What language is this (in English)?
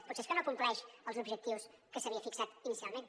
Catalan